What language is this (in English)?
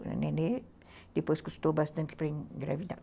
Portuguese